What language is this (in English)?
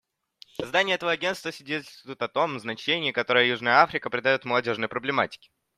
Russian